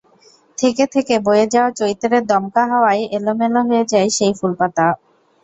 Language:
Bangla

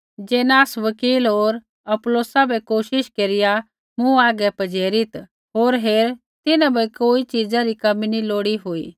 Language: Kullu Pahari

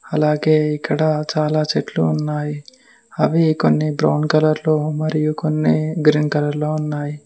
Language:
Telugu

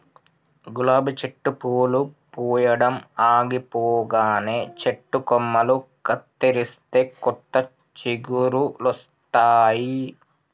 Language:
Telugu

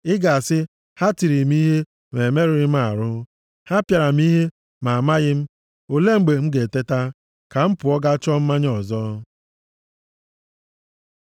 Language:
Igbo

